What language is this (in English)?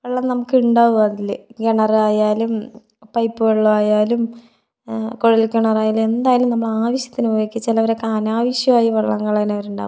Malayalam